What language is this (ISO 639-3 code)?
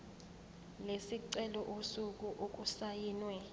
zul